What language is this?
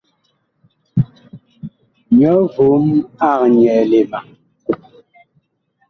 Bakoko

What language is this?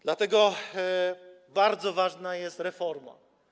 Polish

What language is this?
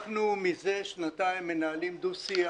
Hebrew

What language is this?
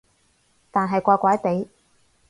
Cantonese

